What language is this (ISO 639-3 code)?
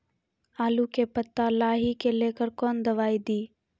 mai